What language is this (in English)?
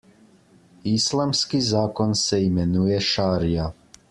Slovenian